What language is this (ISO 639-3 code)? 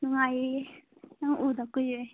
mni